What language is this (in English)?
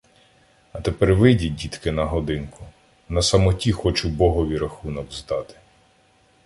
Ukrainian